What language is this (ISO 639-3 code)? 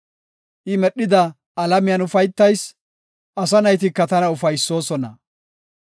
gof